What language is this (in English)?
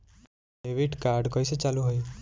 Bhojpuri